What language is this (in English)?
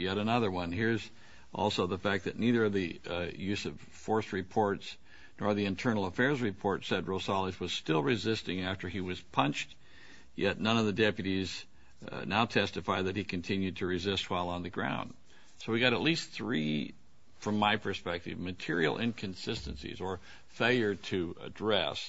English